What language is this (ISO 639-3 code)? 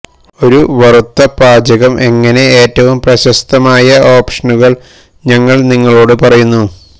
mal